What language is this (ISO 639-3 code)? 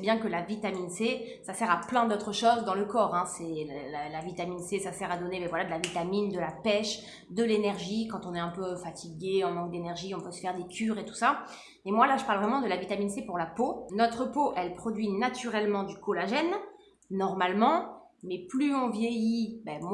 fra